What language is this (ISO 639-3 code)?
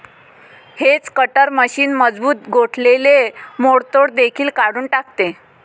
mar